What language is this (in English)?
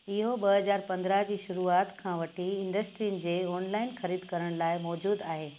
Sindhi